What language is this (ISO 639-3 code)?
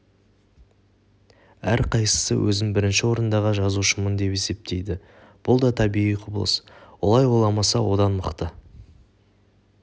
kaz